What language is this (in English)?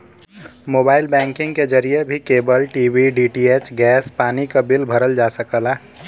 Bhojpuri